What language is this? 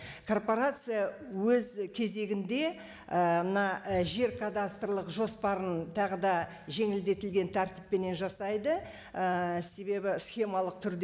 Kazakh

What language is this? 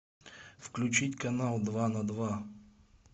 Russian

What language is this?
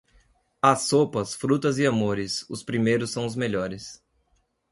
Portuguese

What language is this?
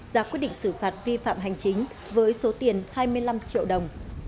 Vietnamese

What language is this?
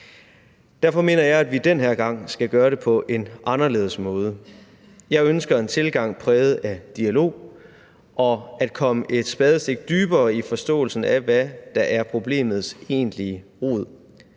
Danish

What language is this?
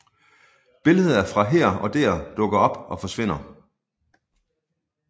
Danish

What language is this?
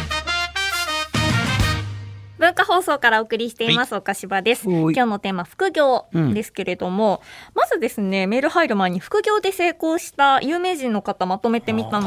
Japanese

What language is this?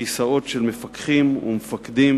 Hebrew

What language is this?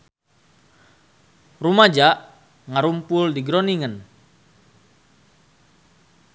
Sundanese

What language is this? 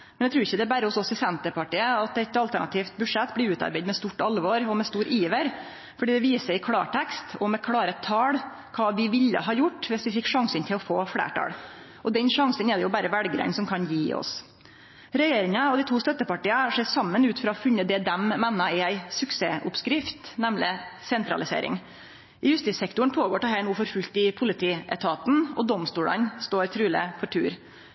Norwegian Nynorsk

